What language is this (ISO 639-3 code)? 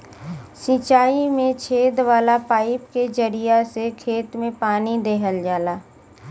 bho